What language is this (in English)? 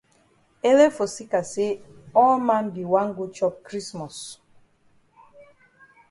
Cameroon Pidgin